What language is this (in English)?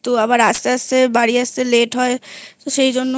Bangla